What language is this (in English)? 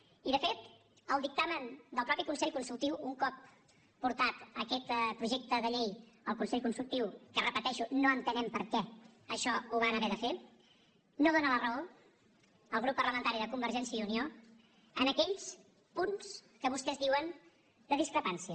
Catalan